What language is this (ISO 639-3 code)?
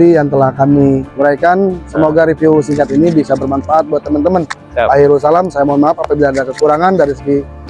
ind